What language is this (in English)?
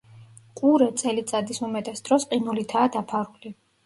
Georgian